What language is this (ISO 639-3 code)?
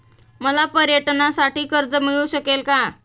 mar